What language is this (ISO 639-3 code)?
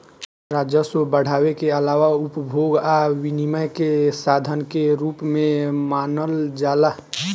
bho